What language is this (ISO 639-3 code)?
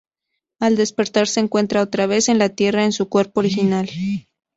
spa